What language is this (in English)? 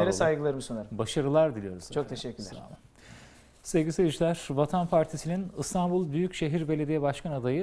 Turkish